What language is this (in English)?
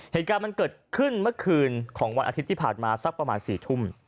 Thai